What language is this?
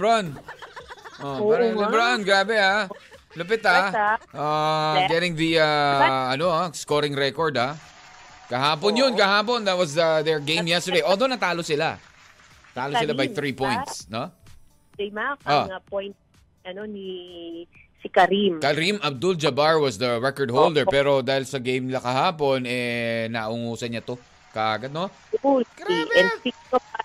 Filipino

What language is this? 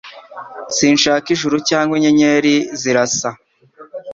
Kinyarwanda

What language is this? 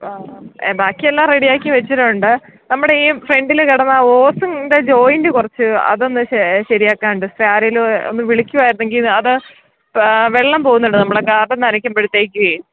Malayalam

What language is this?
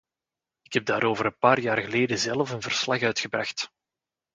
Dutch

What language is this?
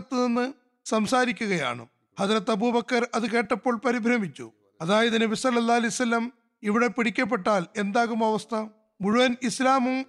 Malayalam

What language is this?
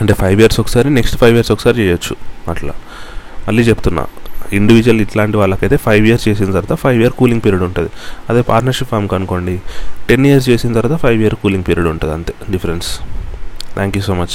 Telugu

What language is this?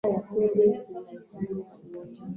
Swahili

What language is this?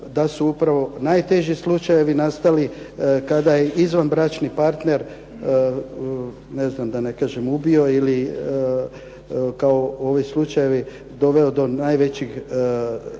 Croatian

